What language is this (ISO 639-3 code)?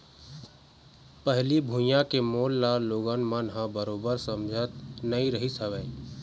hne